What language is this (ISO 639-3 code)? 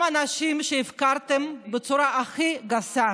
heb